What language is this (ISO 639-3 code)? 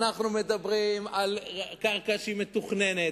heb